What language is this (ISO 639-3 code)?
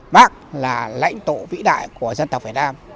vie